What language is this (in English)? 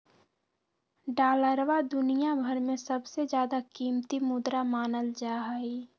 Magahi